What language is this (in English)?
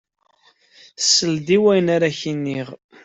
Kabyle